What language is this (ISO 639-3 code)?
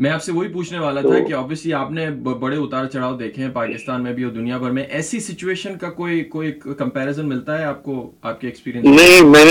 urd